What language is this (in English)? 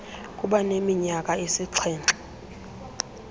Xhosa